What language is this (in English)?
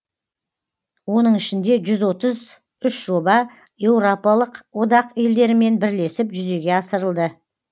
Kazakh